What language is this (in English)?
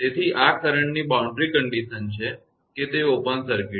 Gujarati